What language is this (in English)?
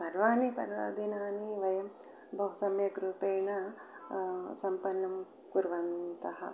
Sanskrit